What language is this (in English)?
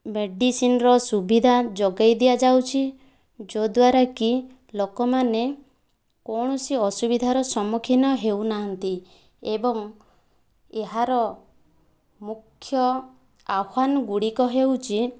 Odia